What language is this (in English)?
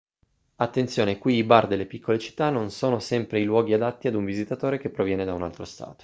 Italian